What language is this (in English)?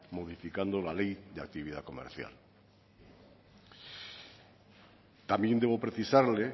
Spanish